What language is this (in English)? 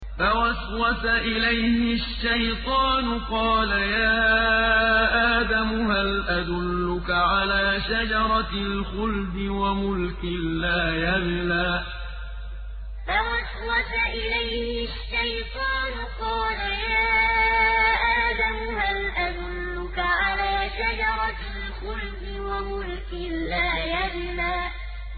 Arabic